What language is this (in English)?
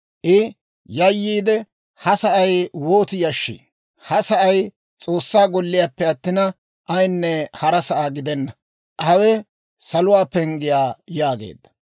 Dawro